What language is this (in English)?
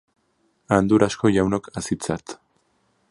Basque